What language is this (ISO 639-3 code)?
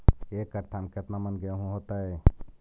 mag